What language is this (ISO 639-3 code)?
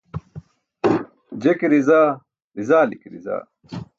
bsk